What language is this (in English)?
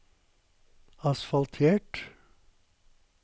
Norwegian